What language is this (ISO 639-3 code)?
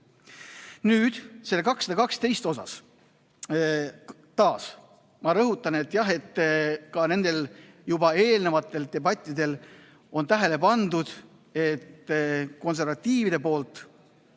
est